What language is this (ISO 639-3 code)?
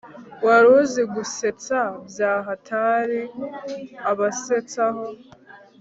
kin